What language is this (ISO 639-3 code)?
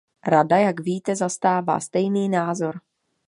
ces